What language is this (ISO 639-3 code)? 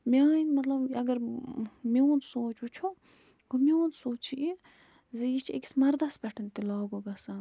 kas